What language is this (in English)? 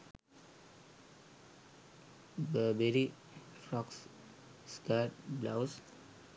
Sinhala